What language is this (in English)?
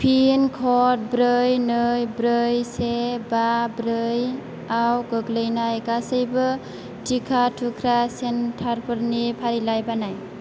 Bodo